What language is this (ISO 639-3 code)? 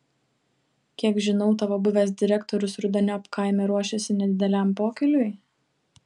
lit